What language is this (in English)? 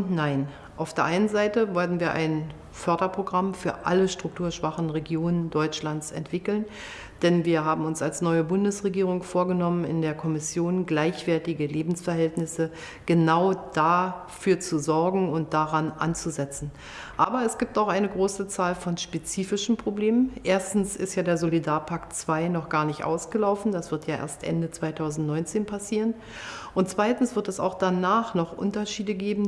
German